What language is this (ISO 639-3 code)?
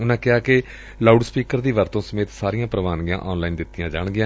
pan